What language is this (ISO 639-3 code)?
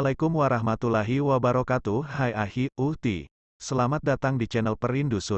ind